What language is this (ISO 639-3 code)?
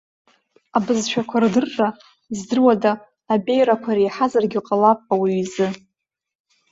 abk